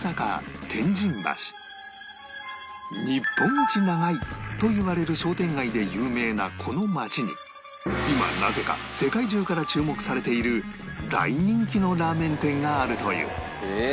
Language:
Japanese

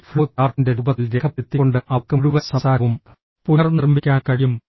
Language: Malayalam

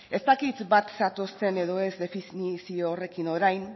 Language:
Basque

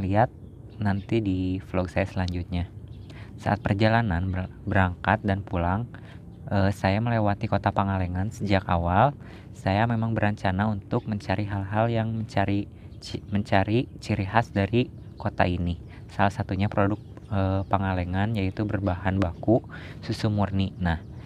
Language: Indonesian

